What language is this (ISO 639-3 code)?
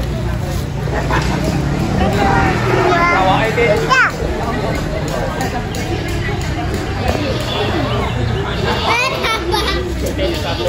ind